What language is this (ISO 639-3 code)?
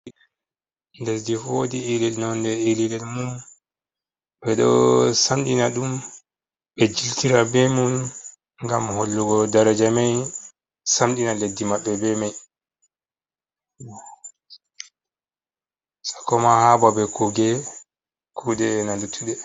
ful